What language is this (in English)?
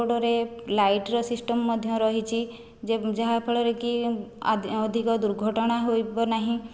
Odia